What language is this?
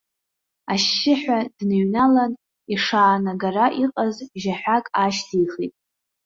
Abkhazian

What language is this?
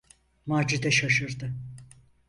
Turkish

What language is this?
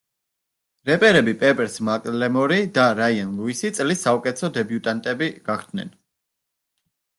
Georgian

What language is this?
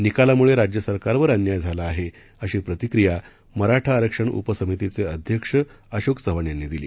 Marathi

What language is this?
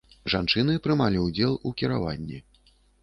Belarusian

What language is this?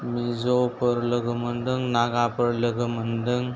Bodo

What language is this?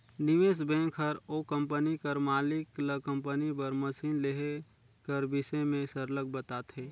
Chhattisgarhi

